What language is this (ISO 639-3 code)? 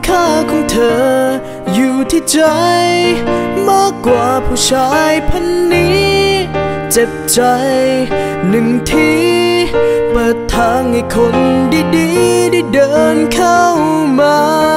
tha